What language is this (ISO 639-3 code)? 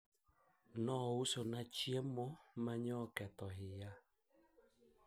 luo